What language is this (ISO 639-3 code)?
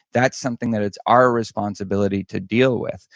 eng